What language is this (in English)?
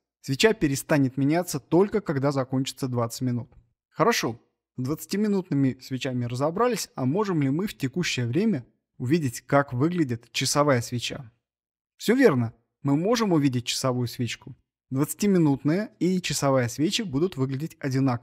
Russian